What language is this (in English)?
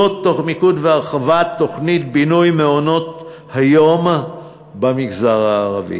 Hebrew